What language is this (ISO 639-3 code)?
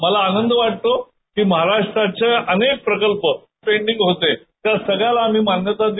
mar